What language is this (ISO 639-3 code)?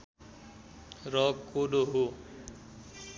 nep